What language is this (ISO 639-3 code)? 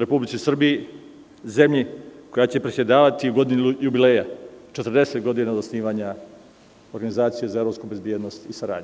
srp